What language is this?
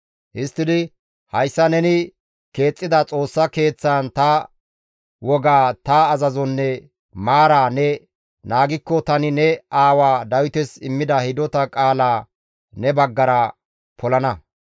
Gamo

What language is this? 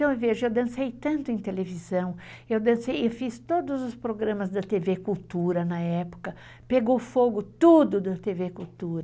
Portuguese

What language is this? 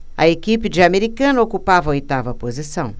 Portuguese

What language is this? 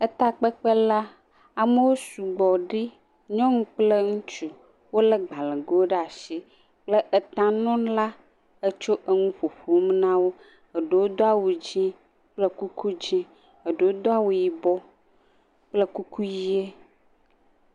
Ewe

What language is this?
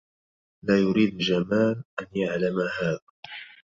Arabic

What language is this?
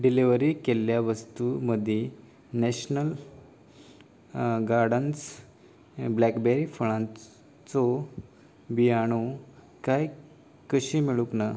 Konkani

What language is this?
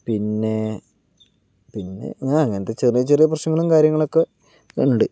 Malayalam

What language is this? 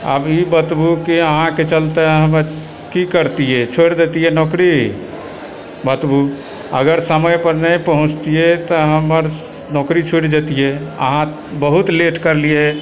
Maithili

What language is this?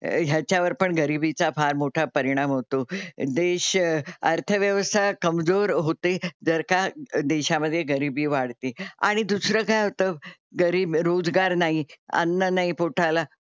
Marathi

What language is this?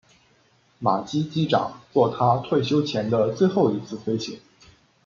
Chinese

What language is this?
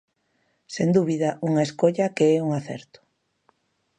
Galician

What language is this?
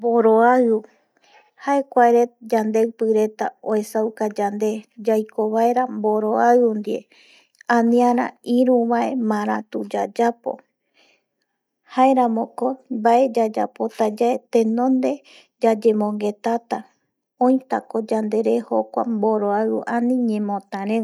Eastern Bolivian Guaraní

